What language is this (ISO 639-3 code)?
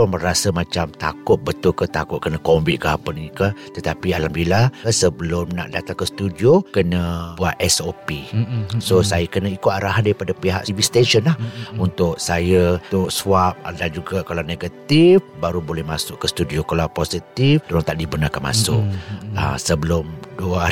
msa